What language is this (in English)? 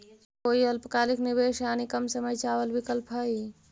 Magahi